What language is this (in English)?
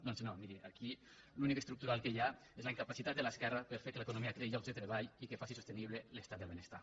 Catalan